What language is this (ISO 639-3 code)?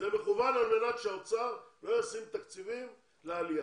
heb